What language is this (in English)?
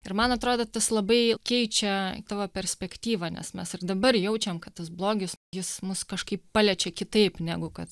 Lithuanian